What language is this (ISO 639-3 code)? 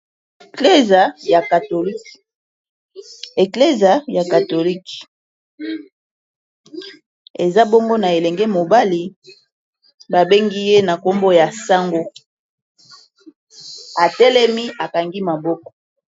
lin